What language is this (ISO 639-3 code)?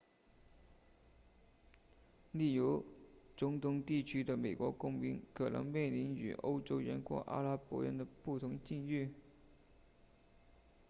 zho